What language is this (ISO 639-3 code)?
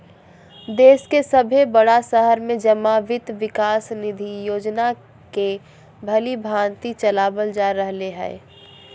mag